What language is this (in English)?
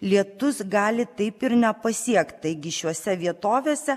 Lithuanian